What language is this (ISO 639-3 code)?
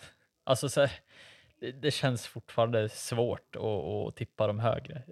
swe